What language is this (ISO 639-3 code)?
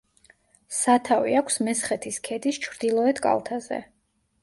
kat